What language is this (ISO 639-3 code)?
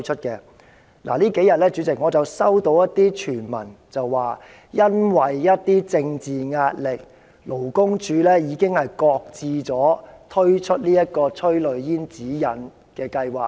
yue